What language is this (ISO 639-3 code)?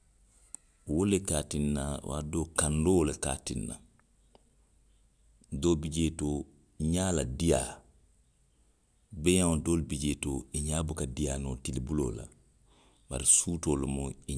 mlq